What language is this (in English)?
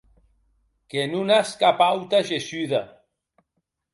Occitan